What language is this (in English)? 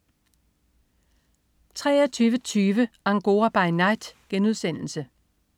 Danish